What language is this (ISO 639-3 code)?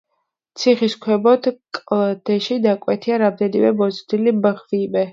kat